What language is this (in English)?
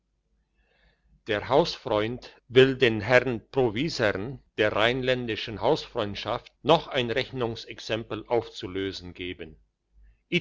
German